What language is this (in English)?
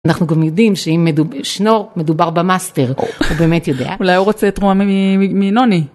Hebrew